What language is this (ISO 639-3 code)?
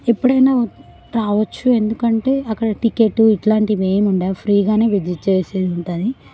tel